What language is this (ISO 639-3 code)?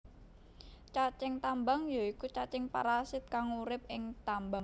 jav